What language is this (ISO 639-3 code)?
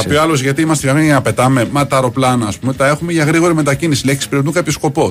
ell